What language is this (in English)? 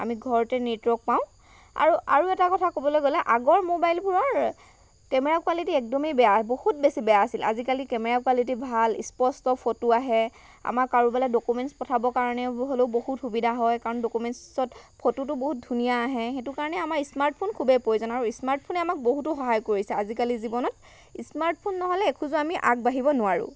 Assamese